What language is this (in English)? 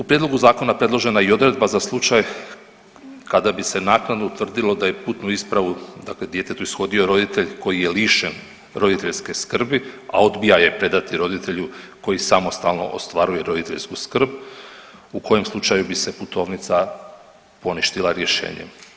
Croatian